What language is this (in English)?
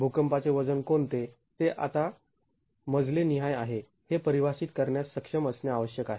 Marathi